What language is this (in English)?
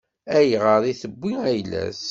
Kabyle